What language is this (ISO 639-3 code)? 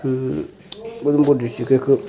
doi